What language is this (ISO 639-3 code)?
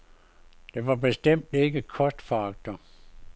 dan